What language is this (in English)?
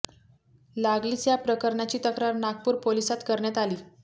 Marathi